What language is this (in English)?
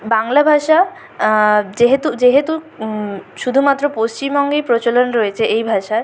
Bangla